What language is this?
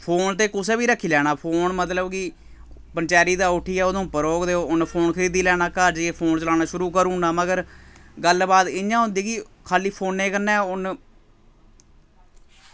Dogri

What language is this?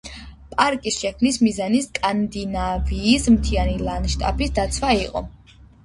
Georgian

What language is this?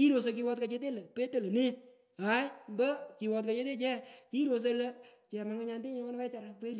Pökoot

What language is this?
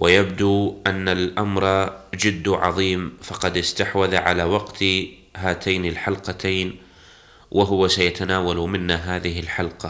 Arabic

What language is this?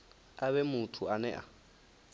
Venda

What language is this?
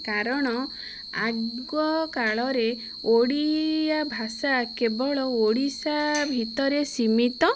Odia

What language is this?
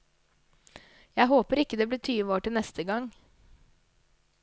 Norwegian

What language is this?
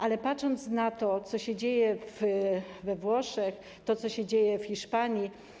Polish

